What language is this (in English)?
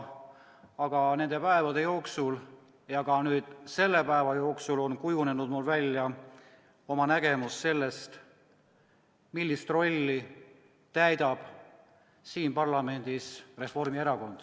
Estonian